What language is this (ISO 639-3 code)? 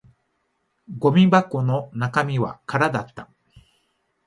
jpn